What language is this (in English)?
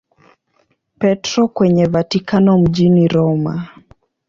Swahili